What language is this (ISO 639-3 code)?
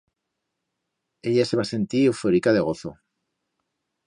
arg